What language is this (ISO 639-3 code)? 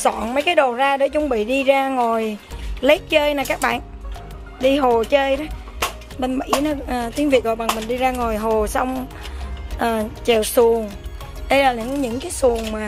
vie